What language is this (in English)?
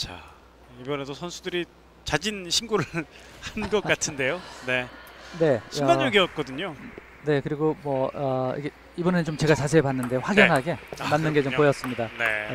Korean